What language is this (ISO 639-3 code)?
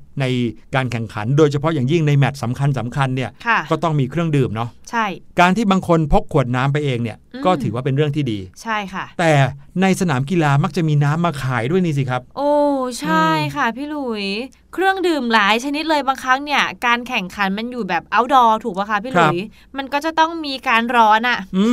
tha